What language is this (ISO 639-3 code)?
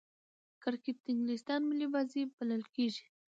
pus